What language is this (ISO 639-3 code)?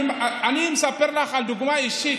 heb